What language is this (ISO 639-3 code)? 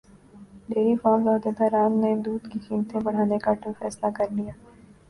urd